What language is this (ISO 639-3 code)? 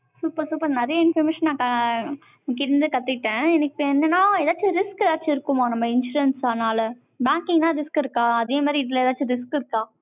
tam